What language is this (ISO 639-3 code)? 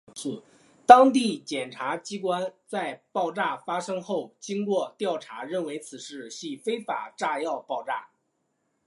zho